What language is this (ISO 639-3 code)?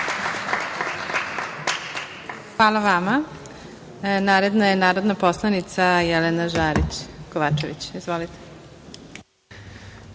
srp